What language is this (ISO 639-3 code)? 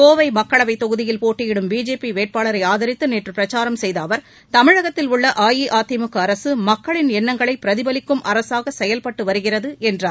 tam